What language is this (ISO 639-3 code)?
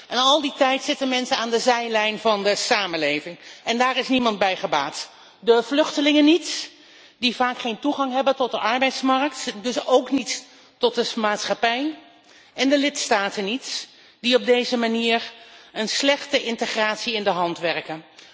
nld